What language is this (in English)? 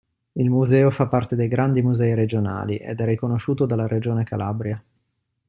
Italian